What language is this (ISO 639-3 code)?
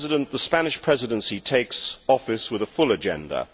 eng